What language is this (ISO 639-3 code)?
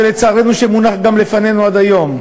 heb